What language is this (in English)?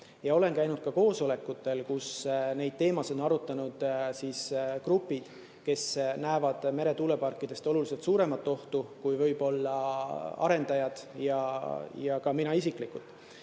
Estonian